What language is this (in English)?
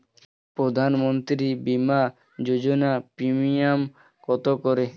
Bangla